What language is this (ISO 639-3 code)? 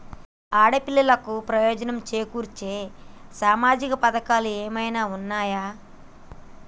tel